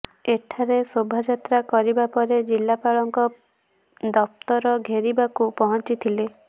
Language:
Odia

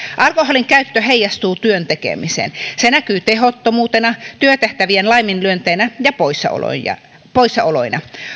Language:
Finnish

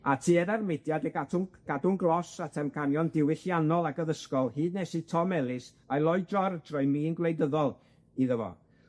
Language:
Welsh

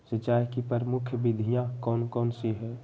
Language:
Magahi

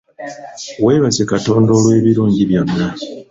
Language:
Ganda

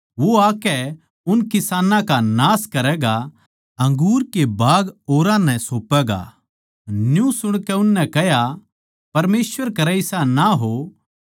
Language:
Haryanvi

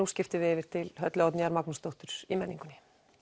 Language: Icelandic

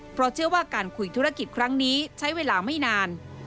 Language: Thai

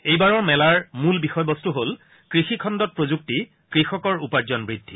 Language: Assamese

